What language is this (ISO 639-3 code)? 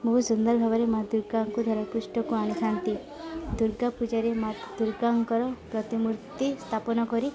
ori